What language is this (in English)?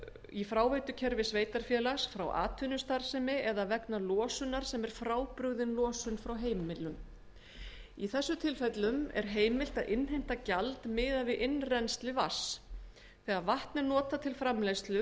Icelandic